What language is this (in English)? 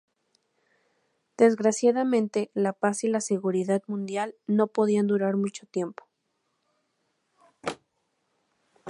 Spanish